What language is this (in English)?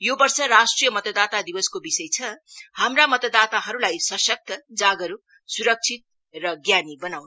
Nepali